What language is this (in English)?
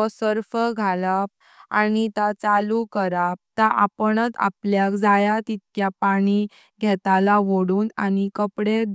Konkani